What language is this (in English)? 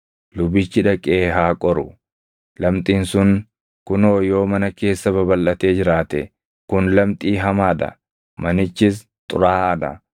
Oromo